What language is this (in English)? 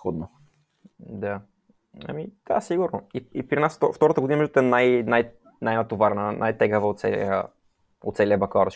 Bulgarian